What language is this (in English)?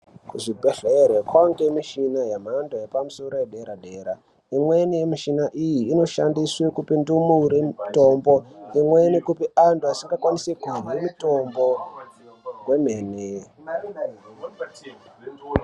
Ndau